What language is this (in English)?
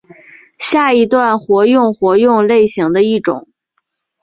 Chinese